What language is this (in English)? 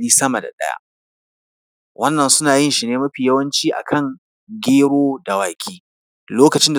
Hausa